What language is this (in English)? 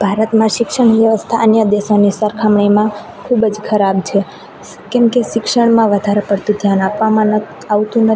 Gujarati